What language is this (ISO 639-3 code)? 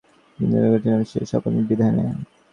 ben